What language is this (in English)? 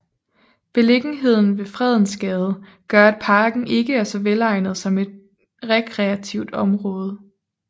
Danish